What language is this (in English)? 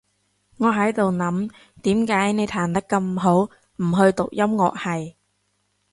Cantonese